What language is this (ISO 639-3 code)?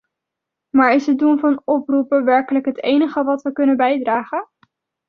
nld